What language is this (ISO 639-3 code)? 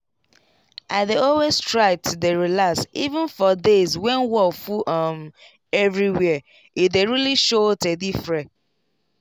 pcm